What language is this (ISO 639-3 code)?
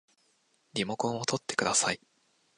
jpn